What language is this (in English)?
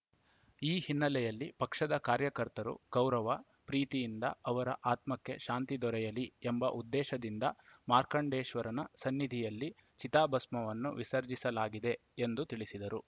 Kannada